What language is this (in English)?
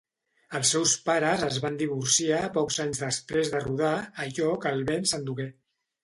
Catalan